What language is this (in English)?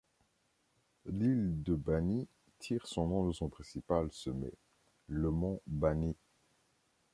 French